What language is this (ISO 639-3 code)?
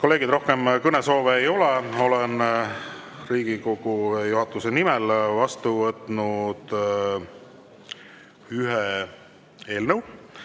est